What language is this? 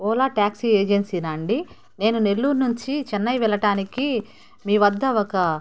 Telugu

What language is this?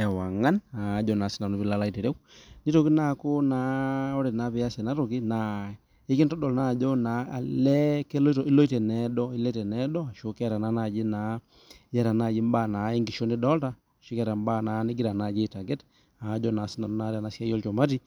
Masai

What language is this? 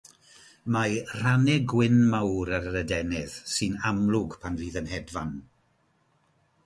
Welsh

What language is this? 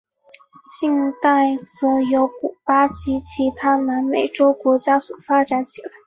Chinese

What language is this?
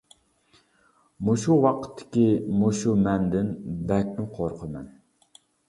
Uyghur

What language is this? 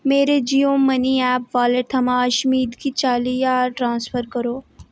Dogri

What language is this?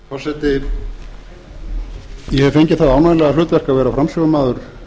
Icelandic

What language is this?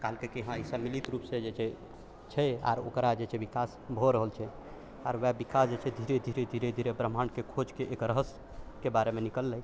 Maithili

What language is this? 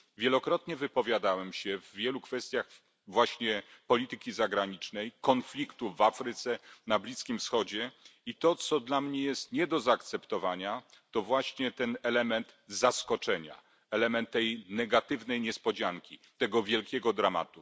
Polish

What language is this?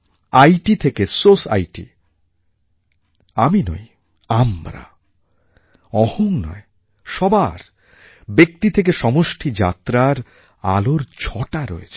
Bangla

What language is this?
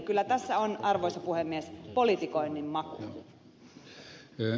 Finnish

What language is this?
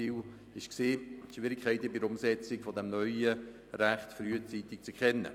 Swiss German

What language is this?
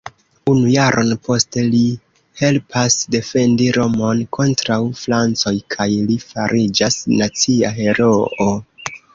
Esperanto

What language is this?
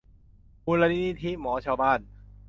Thai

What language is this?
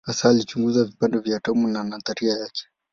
Swahili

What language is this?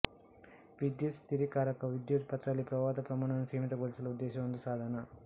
Kannada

